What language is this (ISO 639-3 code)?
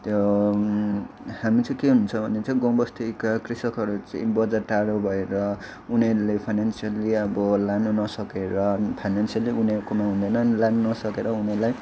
nep